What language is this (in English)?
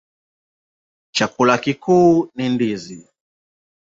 Swahili